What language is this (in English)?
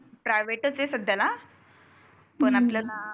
Marathi